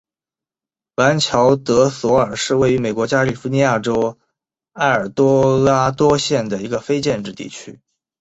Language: Chinese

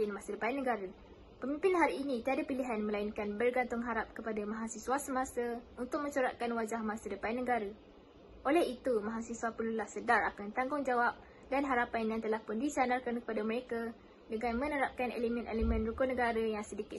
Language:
Malay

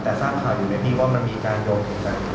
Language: Thai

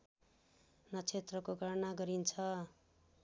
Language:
Nepali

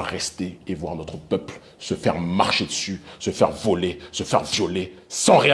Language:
French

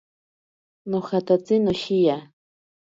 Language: Ashéninka Perené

